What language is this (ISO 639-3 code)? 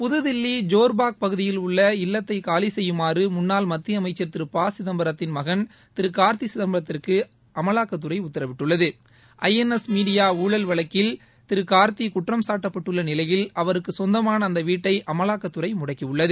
tam